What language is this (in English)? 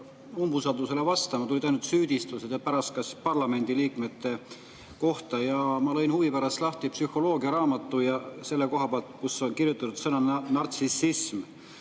Estonian